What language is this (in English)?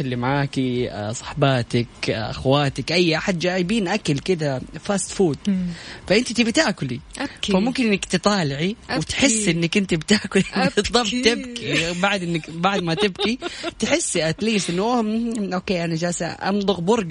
Arabic